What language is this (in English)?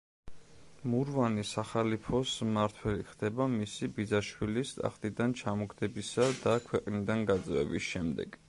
Georgian